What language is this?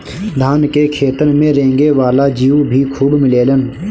Bhojpuri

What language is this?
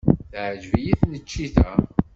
Kabyle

